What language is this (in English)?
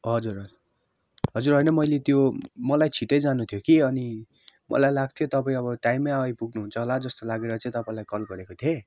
Nepali